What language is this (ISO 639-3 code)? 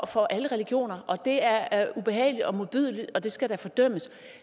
dan